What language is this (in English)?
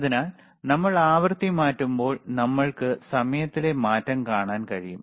Malayalam